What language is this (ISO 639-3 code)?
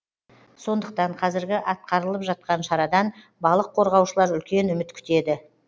kaz